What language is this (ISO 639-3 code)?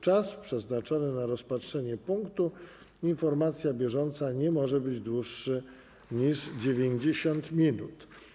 pol